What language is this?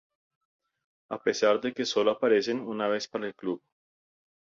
Spanish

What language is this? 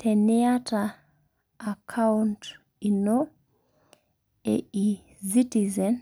Masai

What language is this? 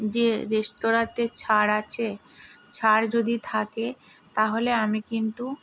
Bangla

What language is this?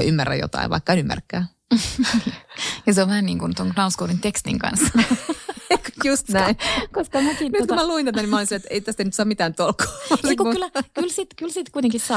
Finnish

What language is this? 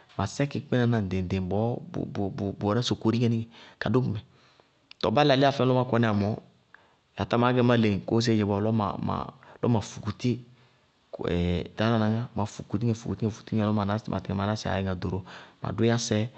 Bago-Kusuntu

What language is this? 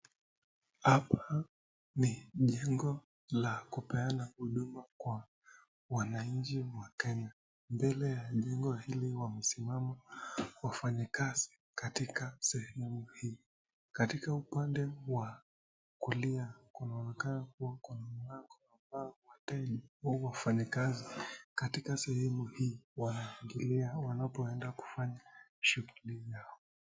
Swahili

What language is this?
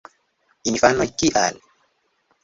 Esperanto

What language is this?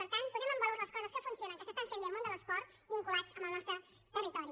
Catalan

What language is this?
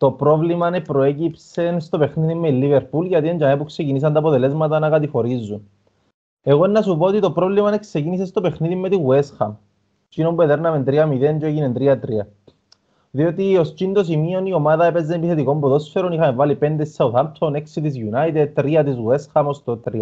Greek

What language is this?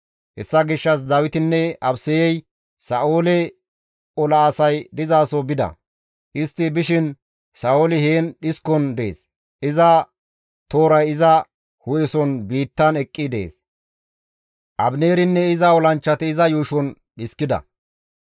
Gamo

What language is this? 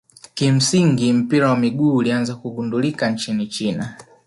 Swahili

